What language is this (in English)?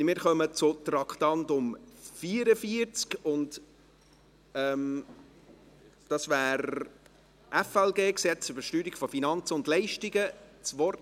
Swiss German